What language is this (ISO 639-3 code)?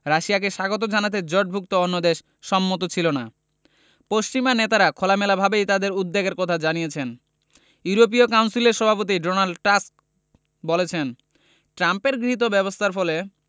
ben